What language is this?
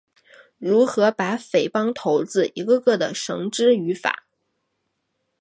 Chinese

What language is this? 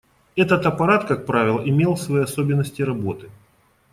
Russian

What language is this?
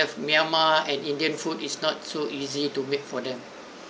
English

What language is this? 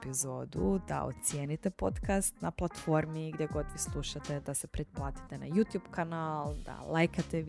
Croatian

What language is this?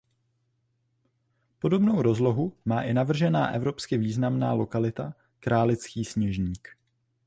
Czech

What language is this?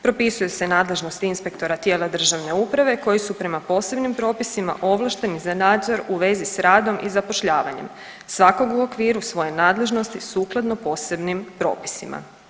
Croatian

